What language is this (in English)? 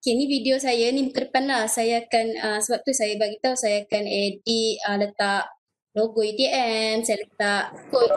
Malay